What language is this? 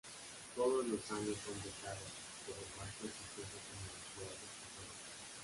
Spanish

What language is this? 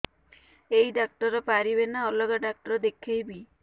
Odia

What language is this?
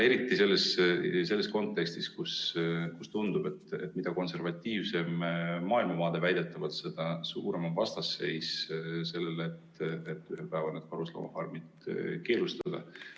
Estonian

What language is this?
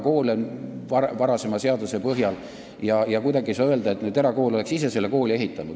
Estonian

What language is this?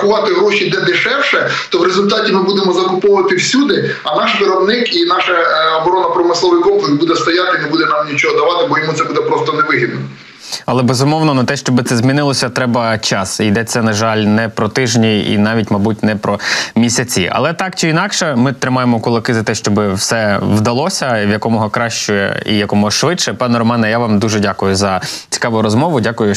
Ukrainian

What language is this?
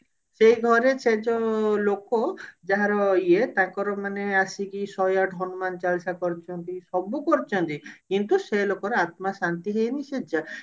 Odia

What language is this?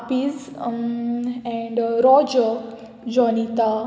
Konkani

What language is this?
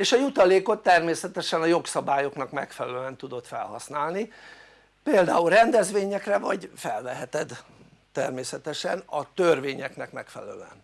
Hungarian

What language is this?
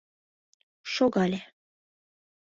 Mari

